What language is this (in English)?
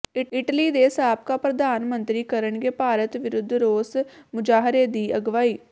Punjabi